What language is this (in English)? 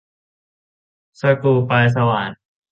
Thai